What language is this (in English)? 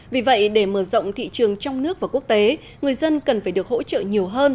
Vietnamese